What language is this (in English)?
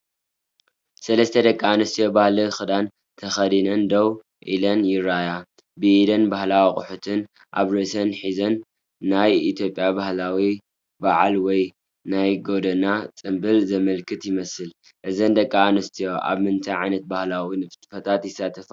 Tigrinya